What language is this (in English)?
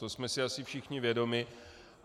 Czech